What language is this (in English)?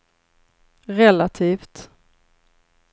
Swedish